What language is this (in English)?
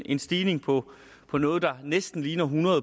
Danish